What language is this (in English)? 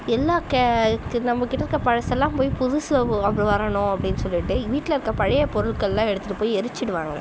Tamil